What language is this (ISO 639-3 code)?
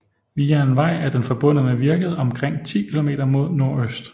dan